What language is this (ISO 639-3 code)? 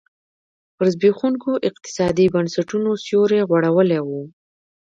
pus